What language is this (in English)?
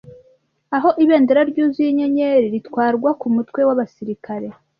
Kinyarwanda